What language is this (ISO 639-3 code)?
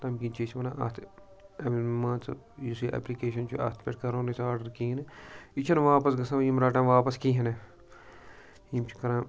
kas